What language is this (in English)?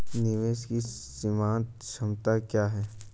Hindi